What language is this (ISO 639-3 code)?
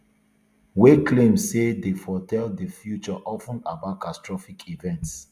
pcm